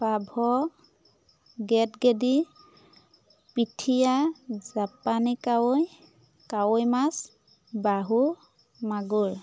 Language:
Assamese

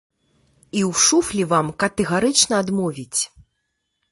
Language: Belarusian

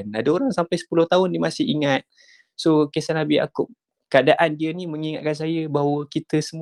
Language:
Malay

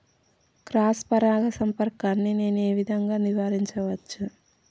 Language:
Telugu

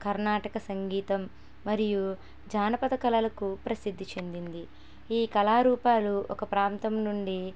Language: Telugu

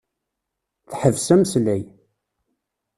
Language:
Kabyle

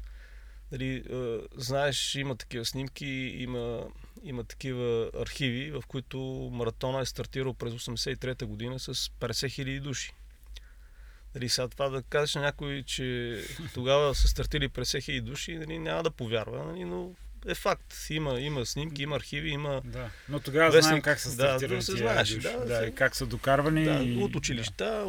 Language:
Bulgarian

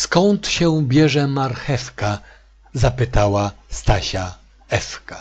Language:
Polish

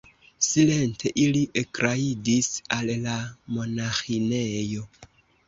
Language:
Esperanto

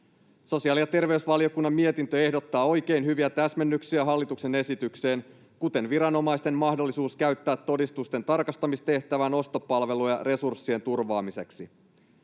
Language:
Finnish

